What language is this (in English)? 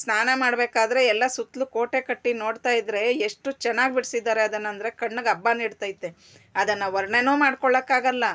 Kannada